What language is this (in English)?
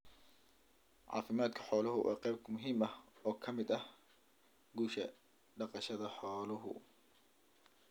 Somali